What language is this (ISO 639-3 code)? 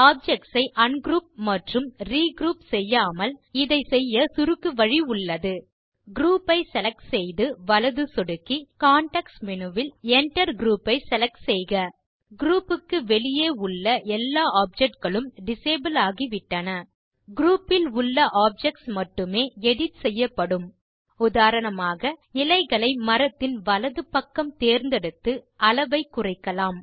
tam